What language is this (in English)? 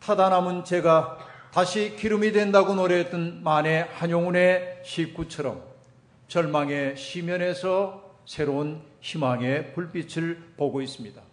Korean